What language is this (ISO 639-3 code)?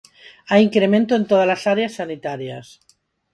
glg